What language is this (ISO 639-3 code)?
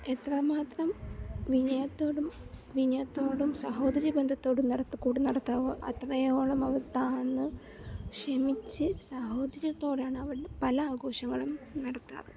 mal